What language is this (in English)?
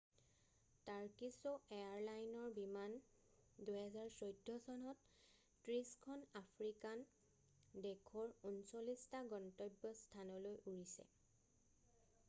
Assamese